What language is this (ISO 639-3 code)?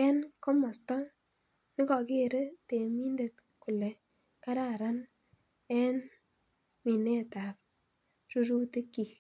kln